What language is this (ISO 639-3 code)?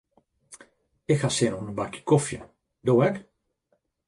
fry